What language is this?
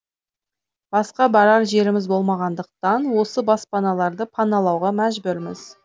Kazakh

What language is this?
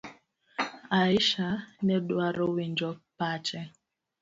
Luo (Kenya and Tanzania)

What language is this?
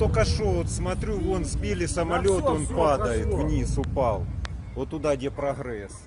Russian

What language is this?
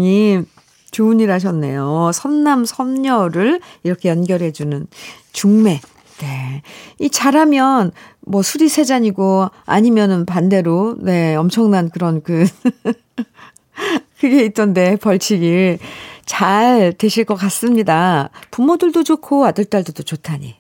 Korean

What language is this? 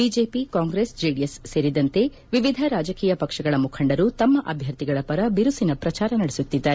Kannada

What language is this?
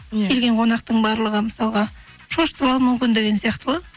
Kazakh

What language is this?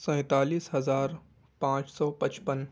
Urdu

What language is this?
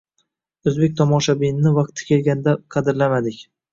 Uzbek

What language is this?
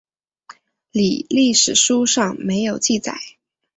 Chinese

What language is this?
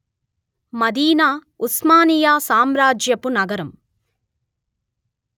Telugu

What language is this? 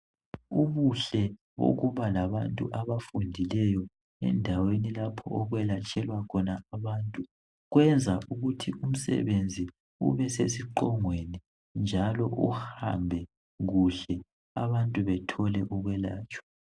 North Ndebele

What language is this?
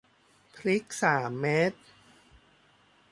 Thai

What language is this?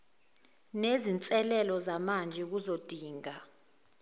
Zulu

